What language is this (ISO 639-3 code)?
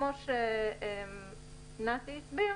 heb